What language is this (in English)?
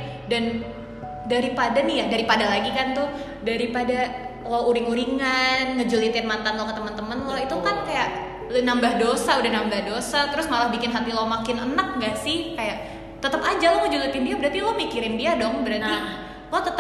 Indonesian